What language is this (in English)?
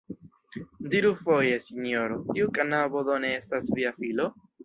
Esperanto